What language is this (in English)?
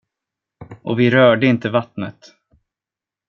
Swedish